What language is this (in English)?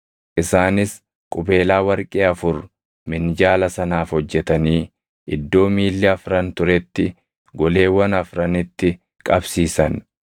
Oromo